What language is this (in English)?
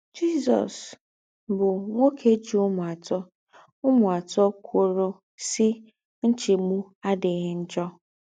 Igbo